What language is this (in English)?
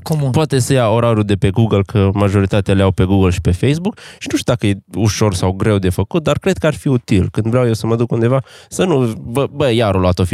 Romanian